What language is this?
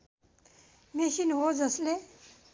Nepali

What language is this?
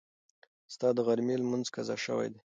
Pashto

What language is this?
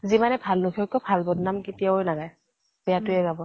Assamese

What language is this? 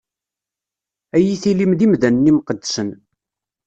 Kabyle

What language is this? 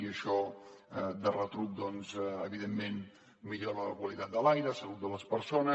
Catalan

